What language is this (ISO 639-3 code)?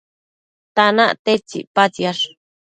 mcf